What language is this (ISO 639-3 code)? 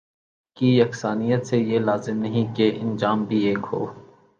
urd